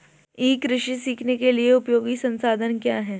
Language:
Hindi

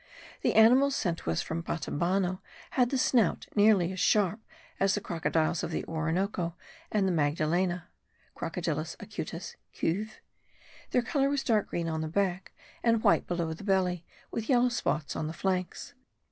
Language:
English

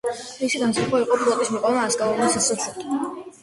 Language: Georgian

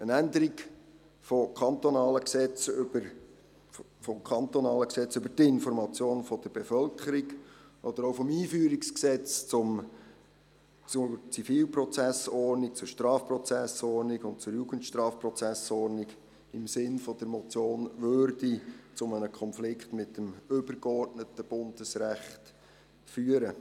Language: Swiss German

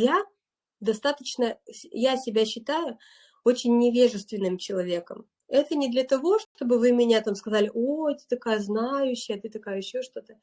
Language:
Russian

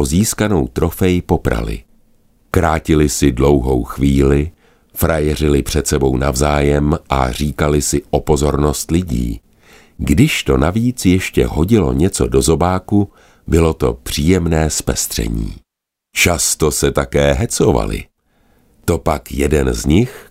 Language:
Czech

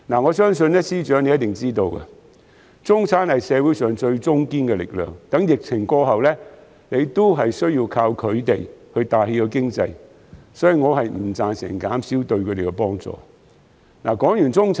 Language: Cantonese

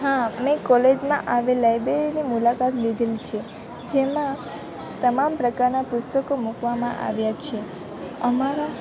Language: Gujarati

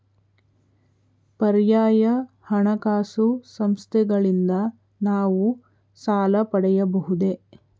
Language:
Kannada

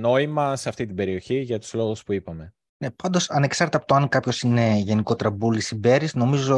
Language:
Greek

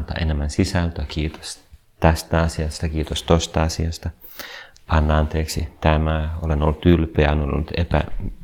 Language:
Finnish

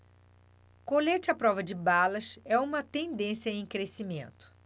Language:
Portuguese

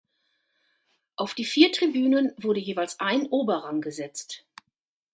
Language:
German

